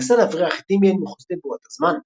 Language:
Hebrew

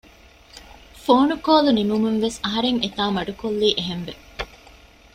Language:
Divehi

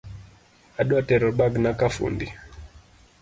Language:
Luo (Kenya and Tanzania)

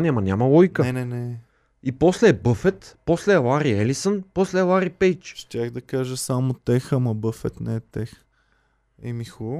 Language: Bulgarian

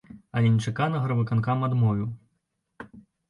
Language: Belarusian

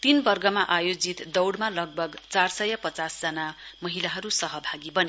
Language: Nepali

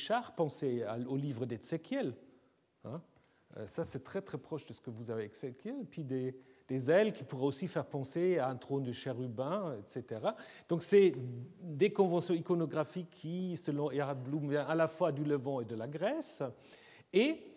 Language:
French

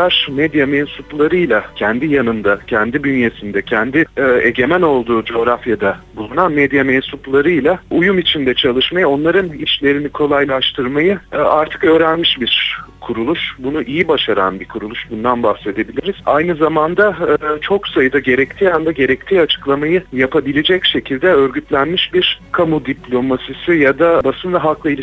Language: Turkish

